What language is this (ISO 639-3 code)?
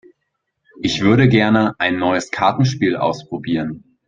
deu